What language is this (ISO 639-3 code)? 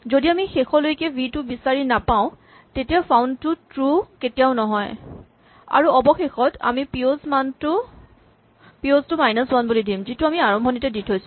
asm